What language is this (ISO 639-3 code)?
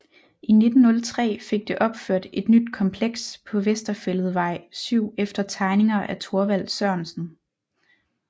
dan